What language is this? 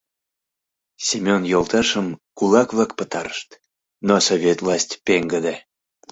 Mari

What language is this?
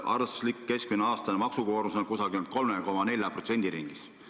Estonian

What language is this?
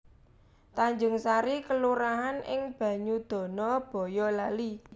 Javanese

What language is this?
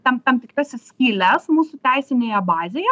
Lithuanian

